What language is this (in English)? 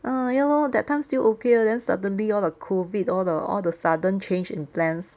English